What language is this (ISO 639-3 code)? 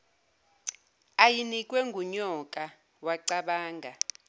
zul